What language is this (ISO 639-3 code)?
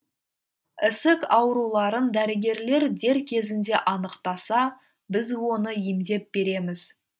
kaz